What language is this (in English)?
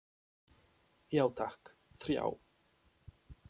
Icelandic